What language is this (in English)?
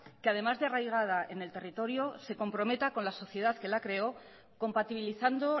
Spanish